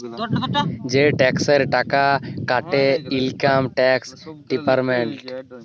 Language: Bangla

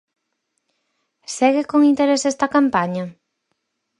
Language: Galician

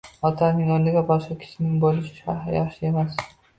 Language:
Uzbek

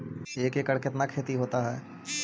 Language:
Magahi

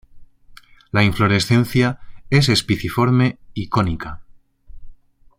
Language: Spanish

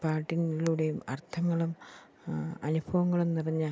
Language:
Malayalam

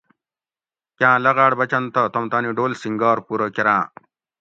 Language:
Gawri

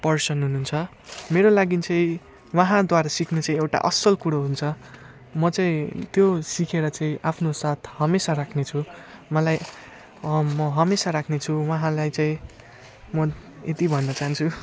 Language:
Nepali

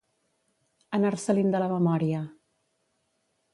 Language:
Catalan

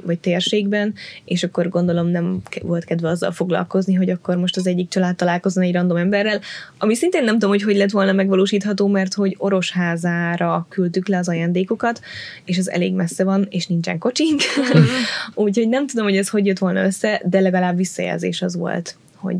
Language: Hungarian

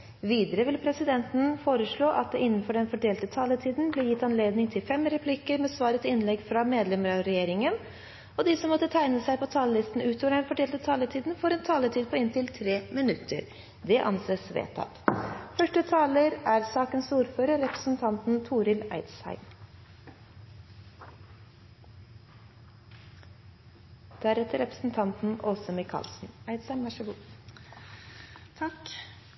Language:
Norwegian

